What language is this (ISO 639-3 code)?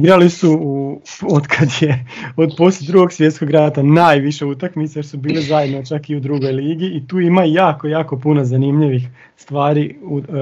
hrv